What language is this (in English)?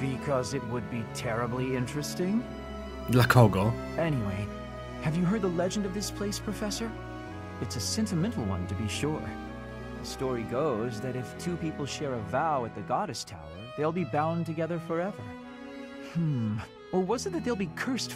Polish